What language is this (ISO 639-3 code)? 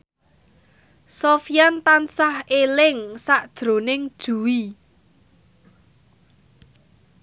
jav